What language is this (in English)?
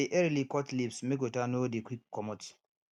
Nigerian Pidgin